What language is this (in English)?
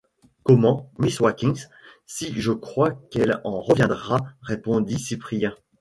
French